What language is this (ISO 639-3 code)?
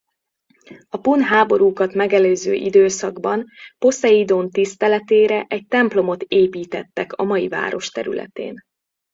hun